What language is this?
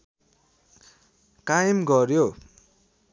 Nepali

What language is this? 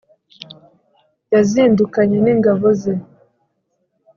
Kinyarwanda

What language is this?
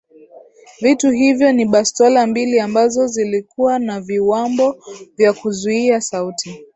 Swahili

